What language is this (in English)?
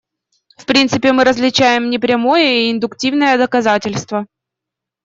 Russian